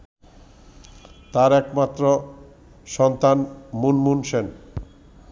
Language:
Bangla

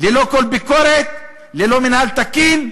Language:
Hebrew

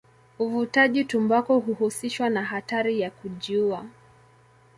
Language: Swahili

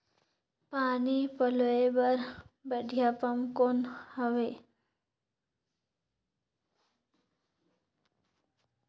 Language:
Chhattisgarhi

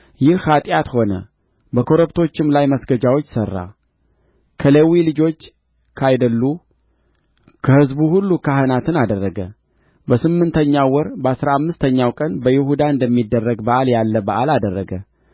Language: Amharic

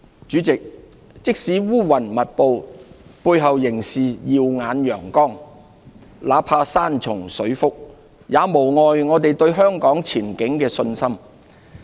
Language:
Cantonese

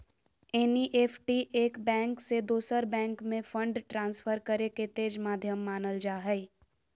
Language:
Magahi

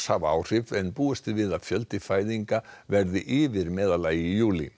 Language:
Icelandic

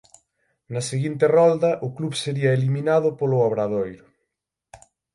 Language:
Galician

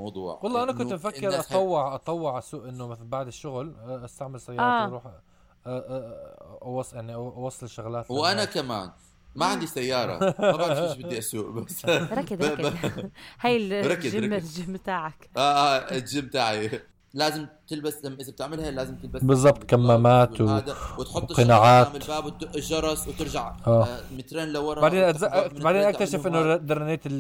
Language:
Arabic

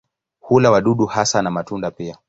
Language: Swahili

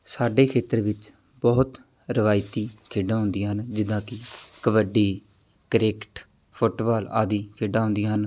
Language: Punjabi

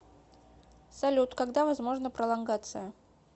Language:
Russian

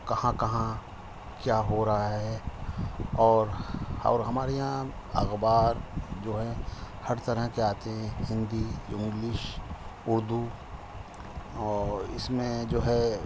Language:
Urdu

